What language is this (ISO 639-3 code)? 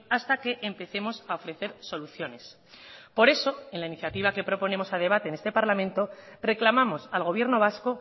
spa